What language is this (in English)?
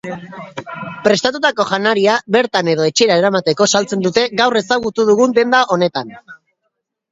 Basque